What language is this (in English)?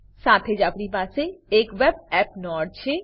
Gujarati